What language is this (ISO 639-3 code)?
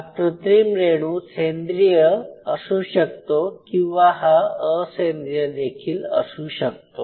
mar